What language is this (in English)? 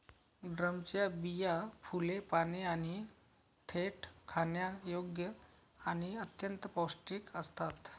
Marathi